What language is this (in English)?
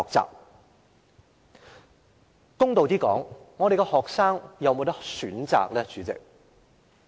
Cantonese